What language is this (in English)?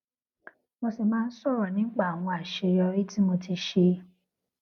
Yoruba